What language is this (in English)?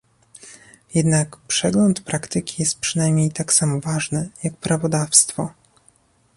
Polish